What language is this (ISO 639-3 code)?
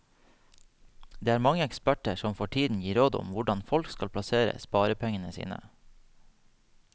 nor